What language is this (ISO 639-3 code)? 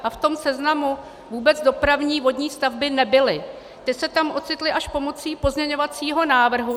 ces